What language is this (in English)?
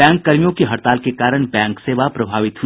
Hindi